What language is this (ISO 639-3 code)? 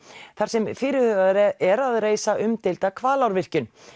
isl